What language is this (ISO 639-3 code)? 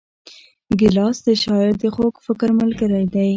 pus